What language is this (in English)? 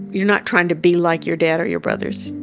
English